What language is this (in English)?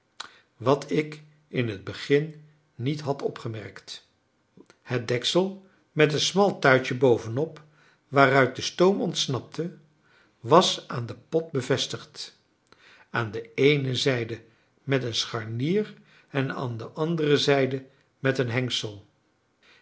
Dutch